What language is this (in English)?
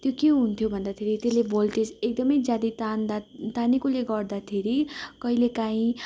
Nepali